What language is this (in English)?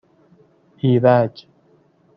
Persian